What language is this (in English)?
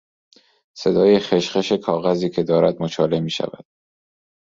Persian